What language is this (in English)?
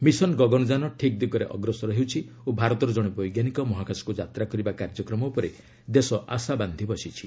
Odia